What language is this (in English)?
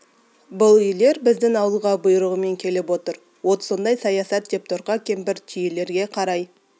Kazakh